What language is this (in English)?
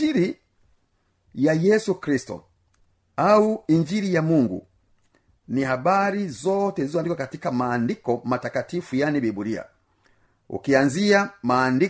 Swahili